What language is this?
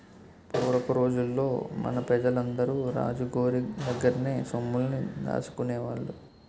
Telugu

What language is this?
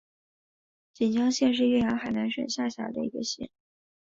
Chinese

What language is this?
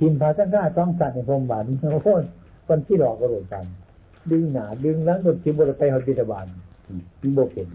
Thai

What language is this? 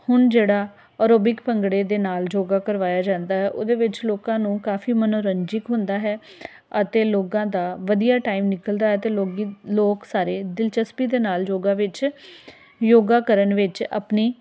Punjabi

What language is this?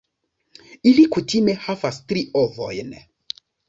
Esperanto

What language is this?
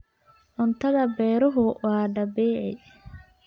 Somali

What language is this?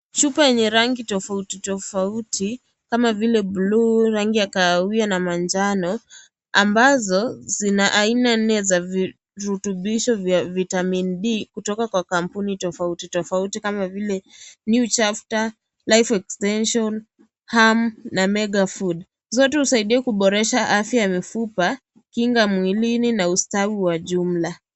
Swahili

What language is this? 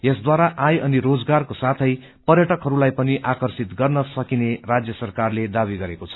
Nepali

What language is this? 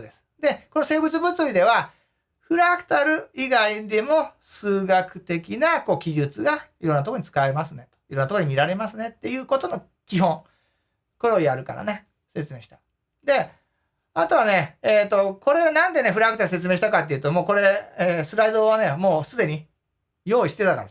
Japanese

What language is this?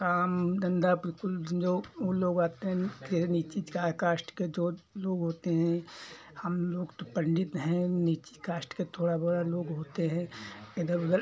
Hindi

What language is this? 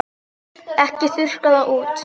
Icelandic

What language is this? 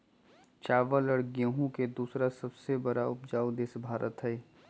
Magahi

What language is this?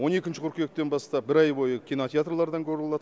Kazakh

